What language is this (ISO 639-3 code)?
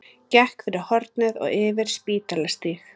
isl